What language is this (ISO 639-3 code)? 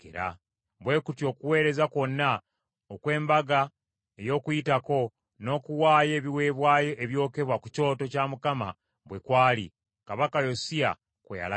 lug